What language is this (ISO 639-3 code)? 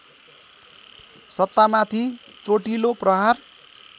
nep